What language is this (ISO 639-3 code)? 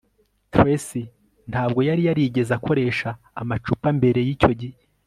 kin